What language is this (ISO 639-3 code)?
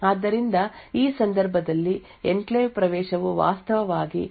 kan